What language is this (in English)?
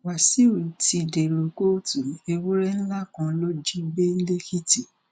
Yoruba